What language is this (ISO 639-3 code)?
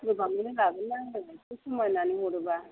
brx